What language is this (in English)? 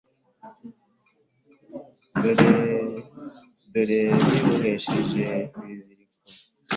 Kinyarwanda